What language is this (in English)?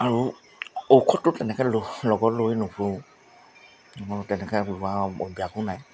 Assamese